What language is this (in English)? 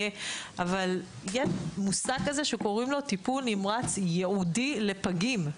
Hebrew